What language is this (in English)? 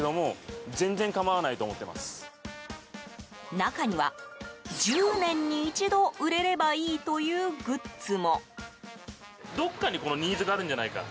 Japanese